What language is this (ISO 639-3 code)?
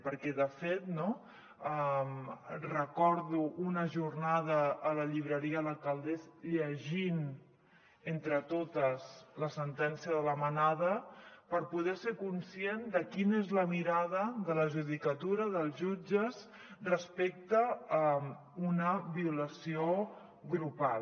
cat